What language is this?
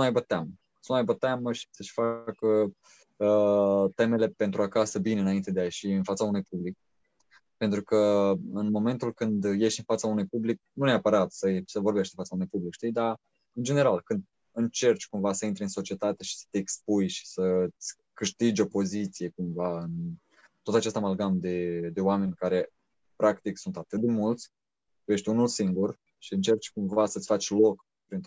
Romanian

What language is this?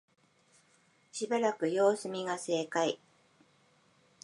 Japanese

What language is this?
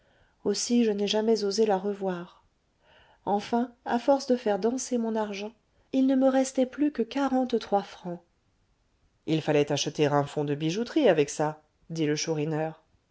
French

